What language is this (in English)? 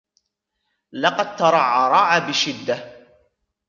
Arabic